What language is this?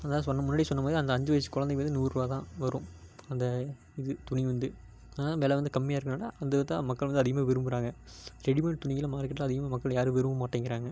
Tamil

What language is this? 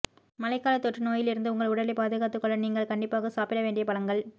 Tamil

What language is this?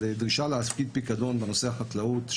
Hebrew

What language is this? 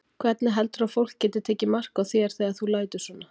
Icelandic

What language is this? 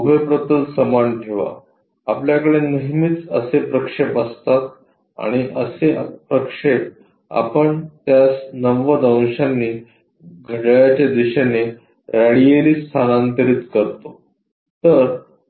Marathi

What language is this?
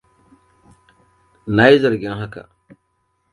Hausa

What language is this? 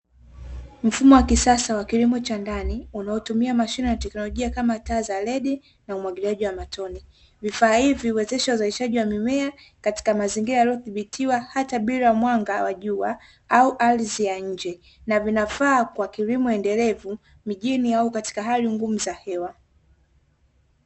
Swahili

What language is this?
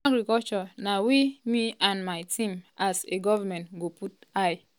Nigerian Pidgin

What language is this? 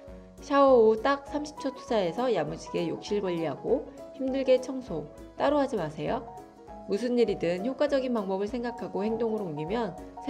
Korean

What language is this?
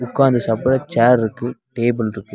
Tamil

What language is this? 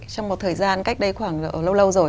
Vietnamese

